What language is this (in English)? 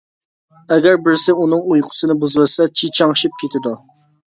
Uyghur